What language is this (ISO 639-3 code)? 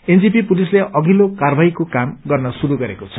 nep